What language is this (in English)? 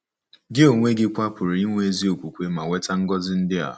Igbo